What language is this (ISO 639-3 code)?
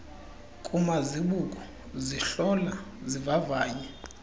xho